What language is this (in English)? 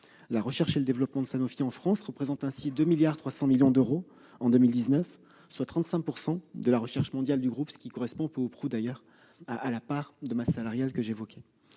French